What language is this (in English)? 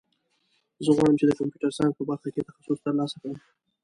Pashto